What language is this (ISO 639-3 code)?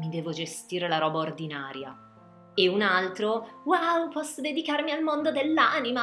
ita